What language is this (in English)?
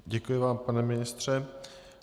Czech